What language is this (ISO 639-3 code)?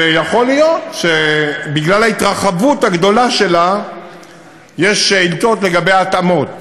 heb